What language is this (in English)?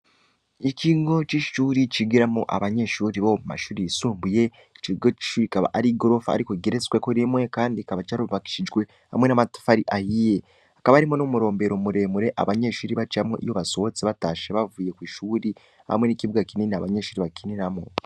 Rundi